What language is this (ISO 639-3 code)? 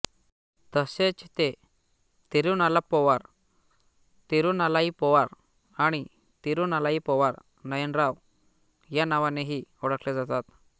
mar